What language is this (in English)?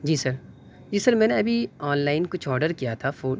Urdu